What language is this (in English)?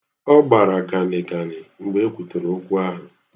Igbo